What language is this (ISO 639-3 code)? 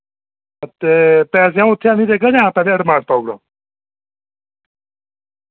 doi